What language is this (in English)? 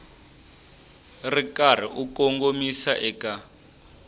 Tsonga